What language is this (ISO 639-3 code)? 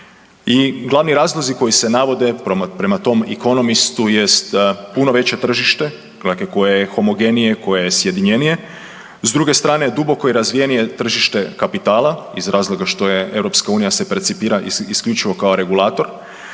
hrv